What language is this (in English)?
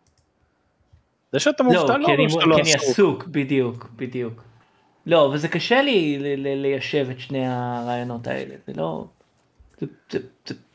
Hebrew